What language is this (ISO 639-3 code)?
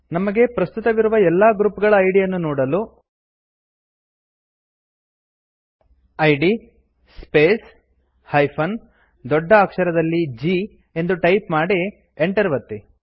kan